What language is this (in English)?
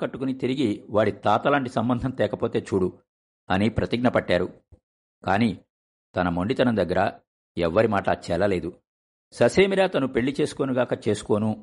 Telugu